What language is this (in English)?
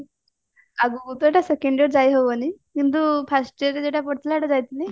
Odia